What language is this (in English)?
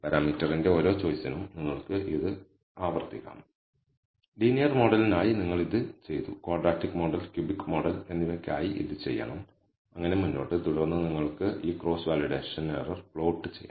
Malayalam